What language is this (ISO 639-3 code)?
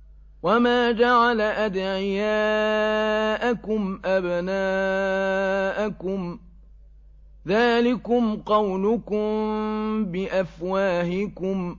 ara